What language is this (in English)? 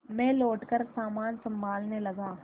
Hindi